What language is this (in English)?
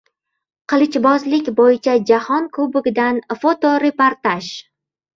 Uzbek